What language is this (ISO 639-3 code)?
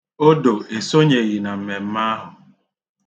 ibo